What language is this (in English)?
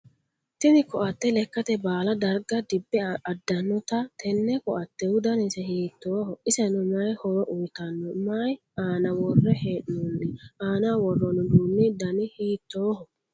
Sidamo